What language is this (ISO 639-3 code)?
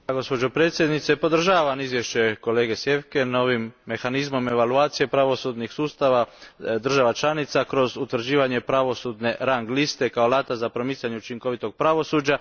hrv